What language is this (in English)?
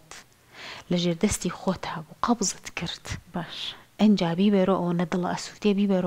Arabic